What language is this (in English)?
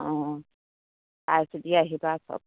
Assamese